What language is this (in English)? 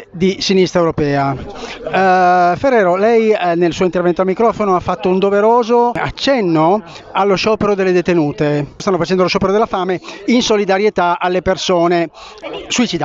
Italian